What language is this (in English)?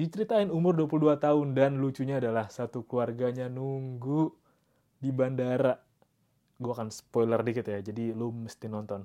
Indonesian